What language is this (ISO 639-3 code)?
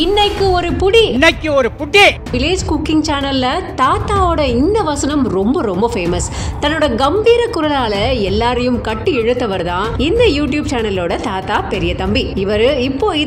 ron